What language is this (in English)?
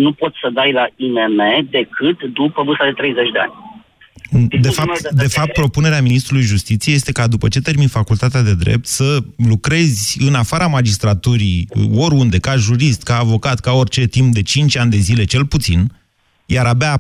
Romanian